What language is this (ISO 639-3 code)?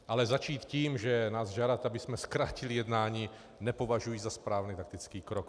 ces